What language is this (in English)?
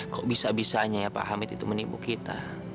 Indonesian